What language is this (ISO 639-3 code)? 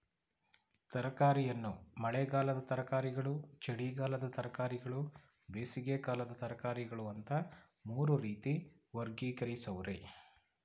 kan